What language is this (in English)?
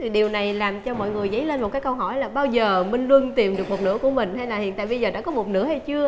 Vietnamese